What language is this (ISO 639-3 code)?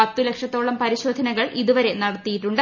mal